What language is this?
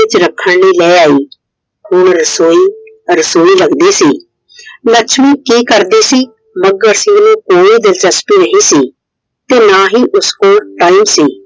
Punjabi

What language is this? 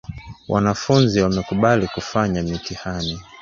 Swahili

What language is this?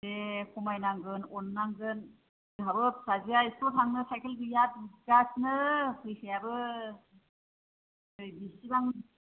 Bodo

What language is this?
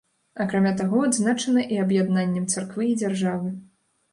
Belarusian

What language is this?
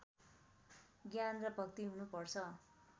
Nepali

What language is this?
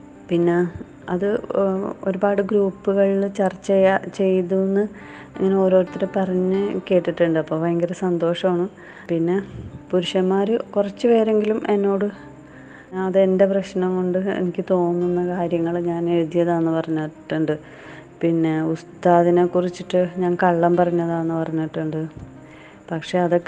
Malayalam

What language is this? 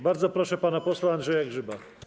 Polish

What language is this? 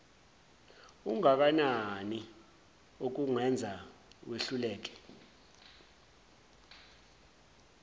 Zulu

